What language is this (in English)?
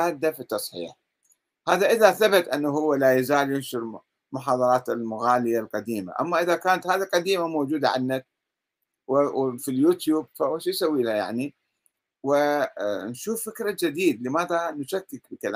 Arabic